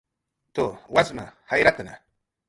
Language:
Jaqaru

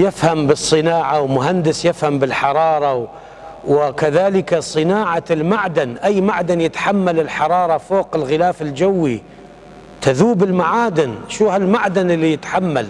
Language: Arabic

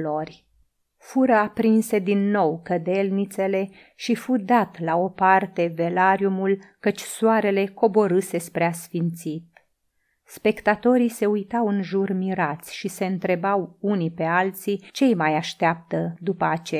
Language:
Romanian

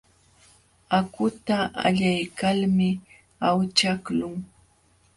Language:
Jauja Wanca Quechua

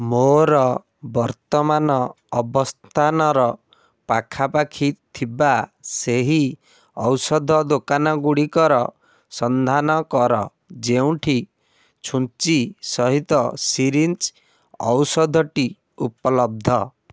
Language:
Odia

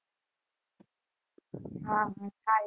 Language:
Gujarati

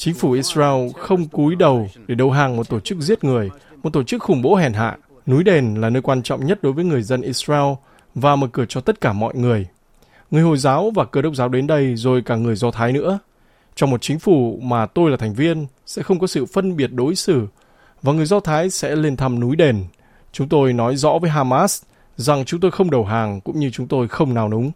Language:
Vietnamese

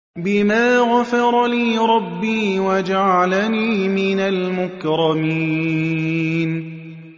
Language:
Arabic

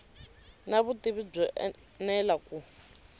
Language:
Tsonga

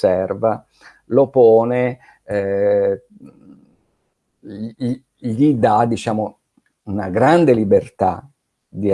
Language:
Italian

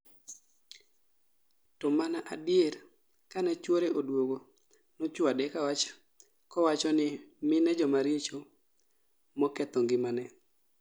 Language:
Luo (Kenya and Tanzania)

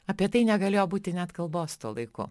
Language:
Lithuanian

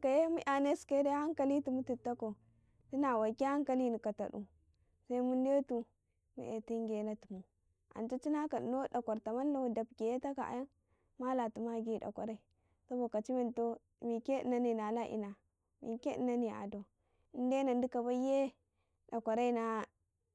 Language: Karekare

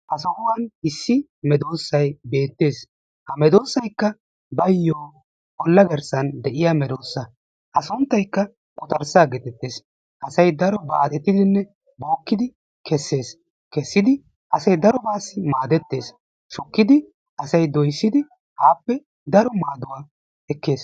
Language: Wolaytta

